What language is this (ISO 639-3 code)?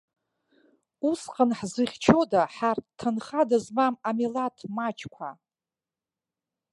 abk